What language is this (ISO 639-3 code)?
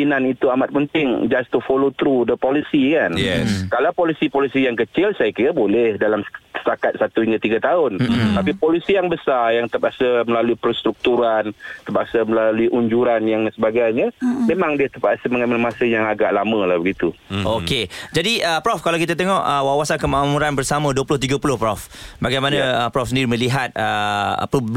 msa